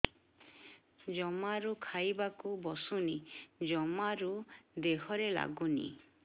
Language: Odia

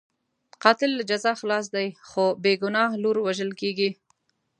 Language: Pashto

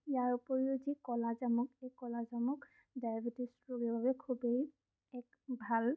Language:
Assamese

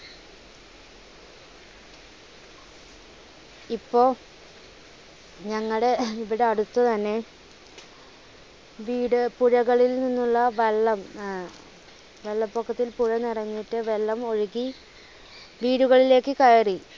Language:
Malayalam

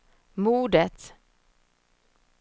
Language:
Swedish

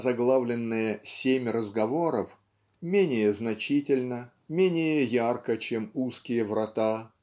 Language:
Russian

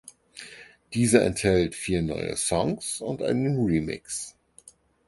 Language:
German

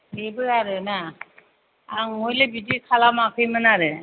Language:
Bodo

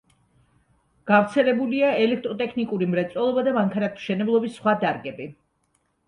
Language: Georgian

